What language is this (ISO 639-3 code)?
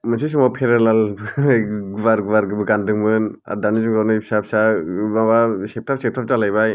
brx